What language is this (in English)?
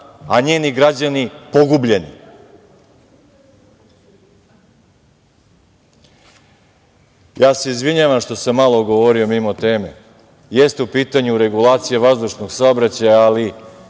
Serbian